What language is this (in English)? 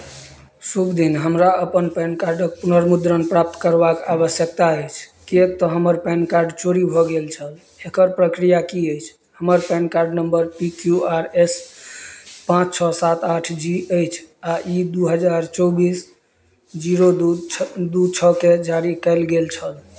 Maithili